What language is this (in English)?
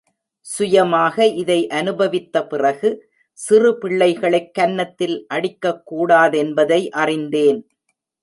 Tamil